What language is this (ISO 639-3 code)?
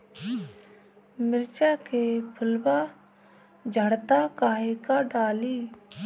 bho